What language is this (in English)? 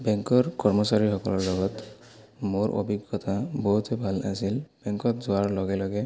Assamese